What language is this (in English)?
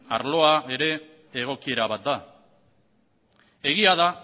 Basque